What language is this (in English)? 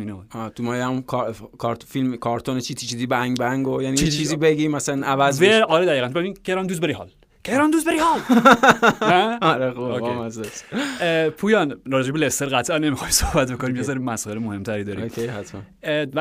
Persian